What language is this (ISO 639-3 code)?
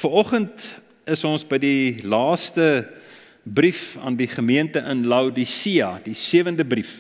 nld